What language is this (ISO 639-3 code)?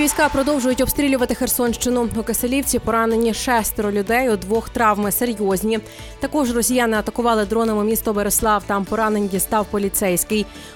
ukr